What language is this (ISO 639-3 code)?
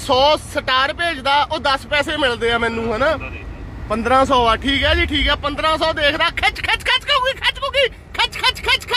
hin